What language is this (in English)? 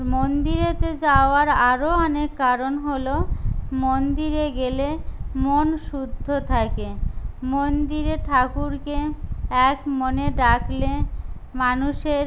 Bangla